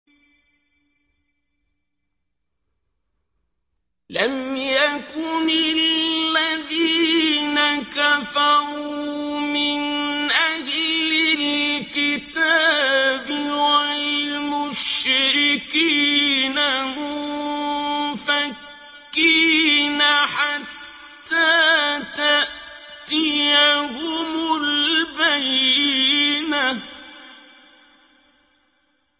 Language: Arabic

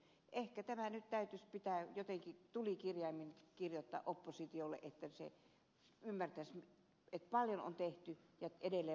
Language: Finnish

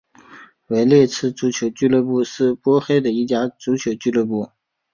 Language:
Chinese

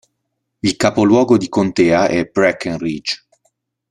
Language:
Italian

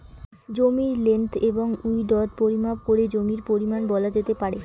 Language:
Bangla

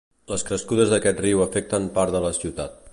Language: Catalan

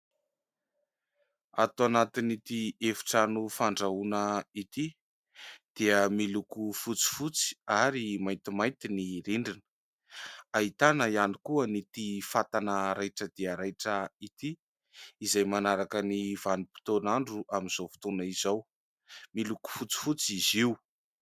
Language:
Malagasy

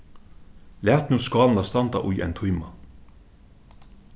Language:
Faroese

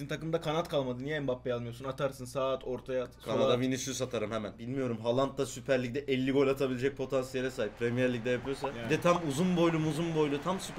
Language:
Turkish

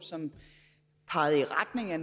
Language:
Danish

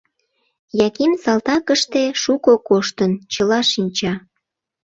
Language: Mari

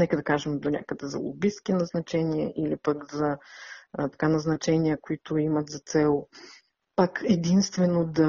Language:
Bulgarian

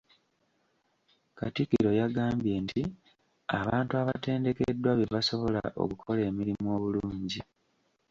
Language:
Ganda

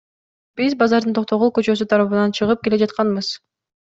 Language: Kyrgyz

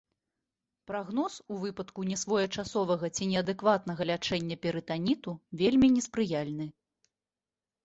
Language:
Belarusian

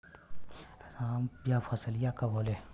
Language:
Bhojpuri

